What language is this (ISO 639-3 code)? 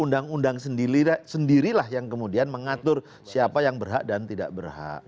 ind